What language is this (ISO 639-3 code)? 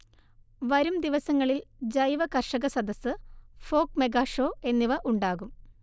mal